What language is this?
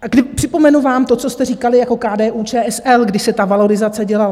Czech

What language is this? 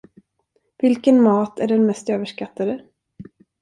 Swedish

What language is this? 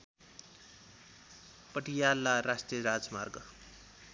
Nepali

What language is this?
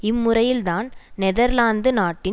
Tamil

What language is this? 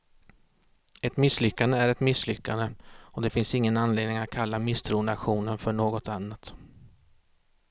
Swedish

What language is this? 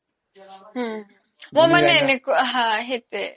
Assamese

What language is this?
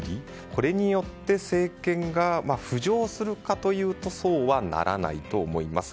Japanese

